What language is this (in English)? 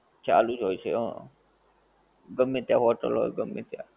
Gujarati